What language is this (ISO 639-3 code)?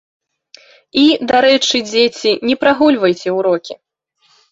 bel